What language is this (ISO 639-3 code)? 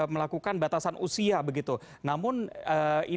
ind